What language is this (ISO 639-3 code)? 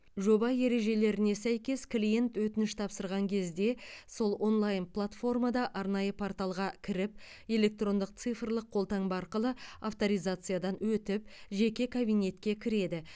kaz